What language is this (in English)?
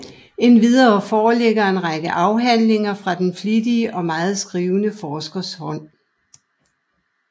Danish